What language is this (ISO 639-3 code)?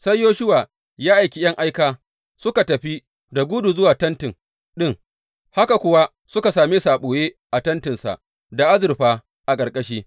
hau